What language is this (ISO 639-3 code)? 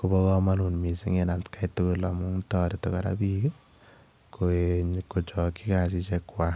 kln